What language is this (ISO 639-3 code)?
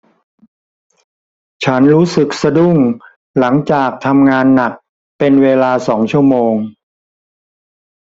tha